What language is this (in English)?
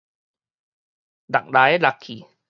Min Nan Chinese